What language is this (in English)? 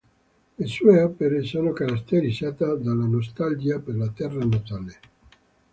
Italian